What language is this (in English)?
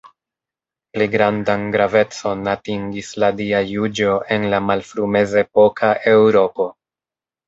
Esperanto